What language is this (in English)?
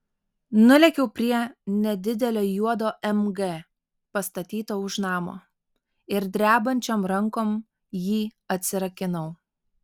Lithuanian